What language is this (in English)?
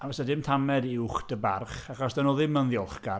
Welsh